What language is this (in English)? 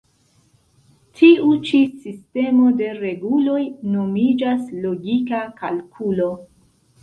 Esperanto